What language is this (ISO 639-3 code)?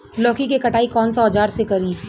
bho